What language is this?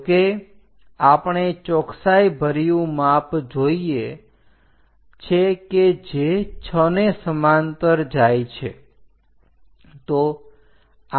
Gujarati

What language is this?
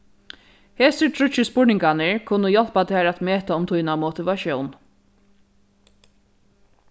Faroese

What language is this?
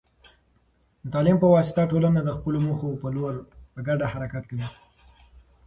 Pashto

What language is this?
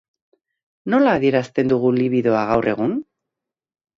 Basque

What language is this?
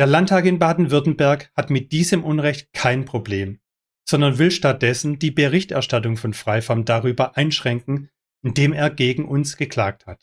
German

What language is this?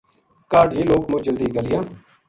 Gujari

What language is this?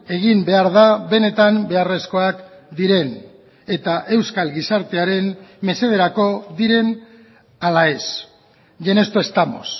Basque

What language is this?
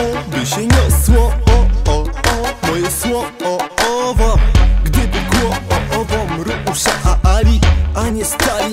Spanish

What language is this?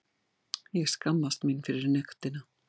Icelandic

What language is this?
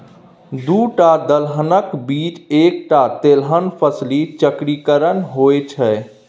Maithili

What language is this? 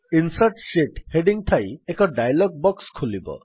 Odia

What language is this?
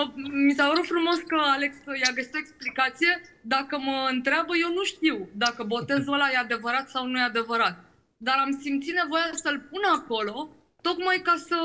Romanian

